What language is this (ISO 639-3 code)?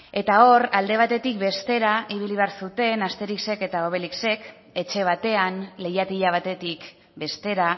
eus